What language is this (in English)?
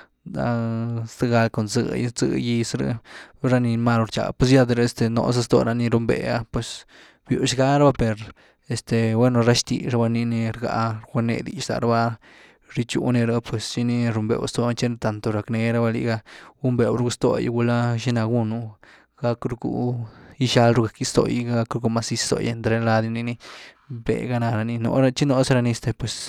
Güilá Zapotec